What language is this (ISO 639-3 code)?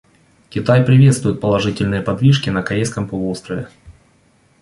rus